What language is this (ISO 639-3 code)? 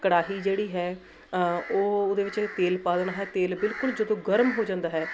pan